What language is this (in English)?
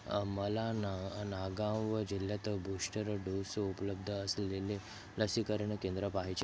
Marathi